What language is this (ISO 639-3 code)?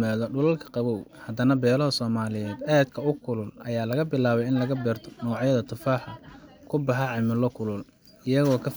som